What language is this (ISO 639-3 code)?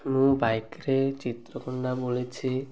ori